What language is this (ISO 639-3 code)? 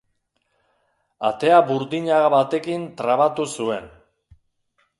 eus